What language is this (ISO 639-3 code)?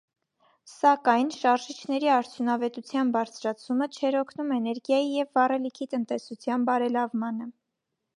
hye